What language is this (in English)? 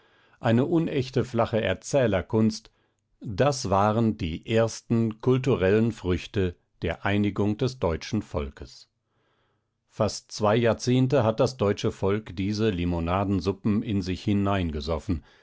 German